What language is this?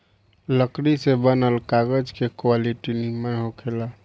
Bhojpuri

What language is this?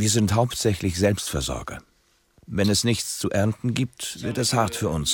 German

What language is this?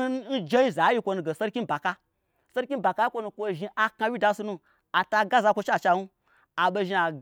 Gbagyi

